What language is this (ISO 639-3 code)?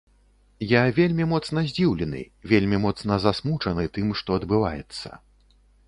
bel